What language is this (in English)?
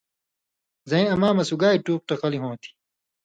Indus Kohistani